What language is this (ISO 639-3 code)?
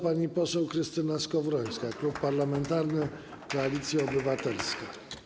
pol